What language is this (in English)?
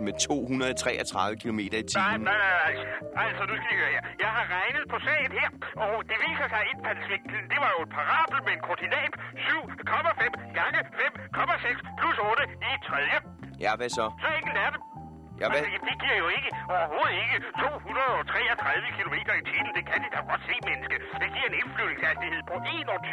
Danish